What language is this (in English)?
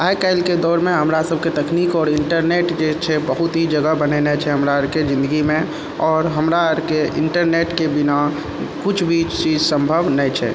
Maithili